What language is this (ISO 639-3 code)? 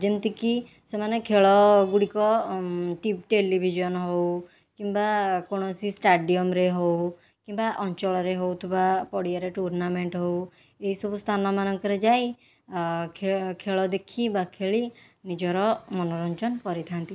ori